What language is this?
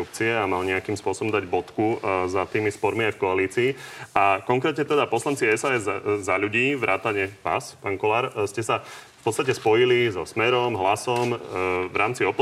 Slovak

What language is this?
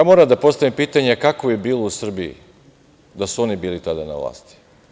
Serbian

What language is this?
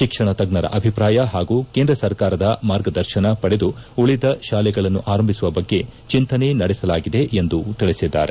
Kannada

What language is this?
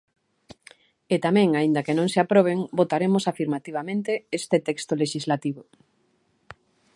Galician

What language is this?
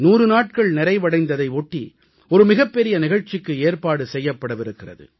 Tamil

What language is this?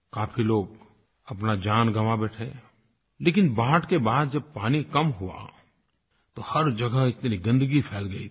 Hindi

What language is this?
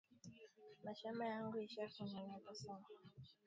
Swahili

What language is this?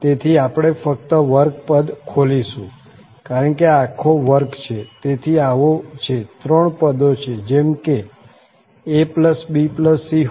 Gujarati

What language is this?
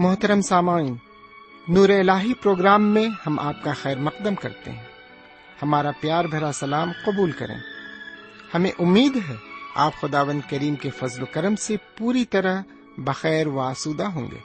Urdu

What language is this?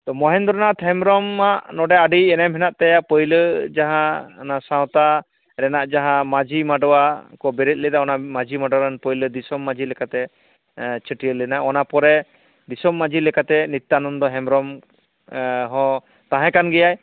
Santali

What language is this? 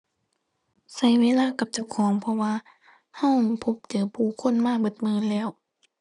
Thai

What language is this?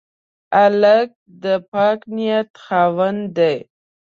Pashto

